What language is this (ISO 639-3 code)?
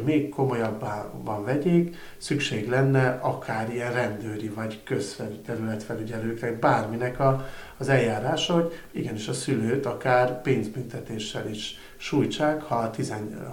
hun